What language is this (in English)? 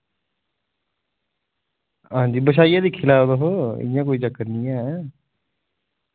Dogri